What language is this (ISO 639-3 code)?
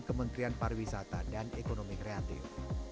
ind